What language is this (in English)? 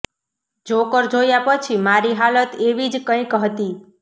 Gujarati